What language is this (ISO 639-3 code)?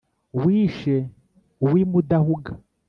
kin